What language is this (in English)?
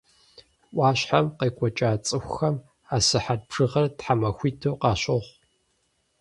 Kabardian